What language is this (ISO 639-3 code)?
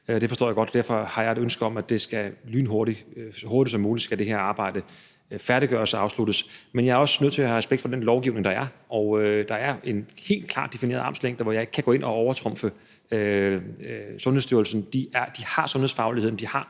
dan